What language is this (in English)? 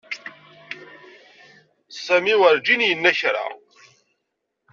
Kabyle